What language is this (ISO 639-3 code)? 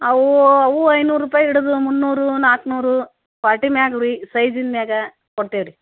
kan